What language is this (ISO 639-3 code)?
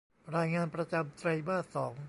tha